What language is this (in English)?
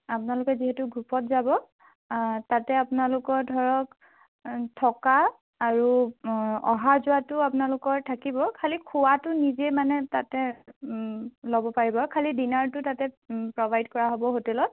Assamese